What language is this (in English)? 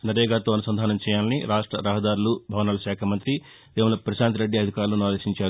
Telugu